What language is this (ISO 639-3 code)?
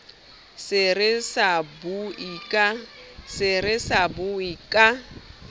sot